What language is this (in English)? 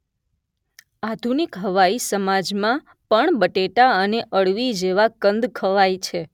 Gujarati